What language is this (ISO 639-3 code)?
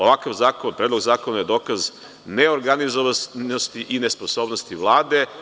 srp